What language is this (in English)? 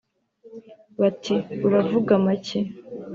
Kinyarwanda